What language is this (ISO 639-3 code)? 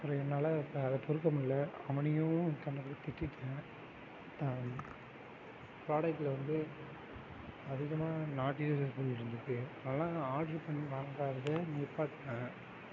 tam